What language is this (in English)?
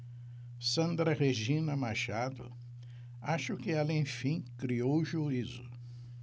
Portuguese